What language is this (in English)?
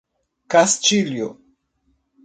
Portuguese